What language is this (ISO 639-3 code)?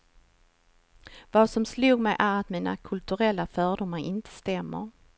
swe